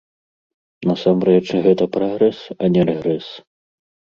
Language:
Belarusian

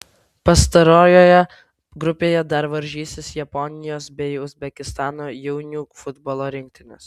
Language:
Lithuanian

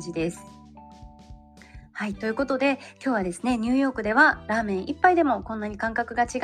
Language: Japanese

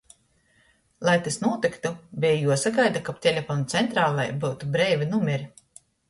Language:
Latgalian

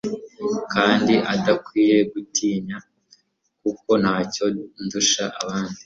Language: Kinyarwanda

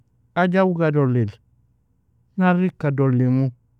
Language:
Nobiin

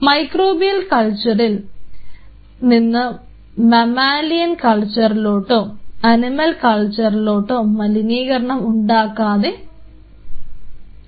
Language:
Malayalam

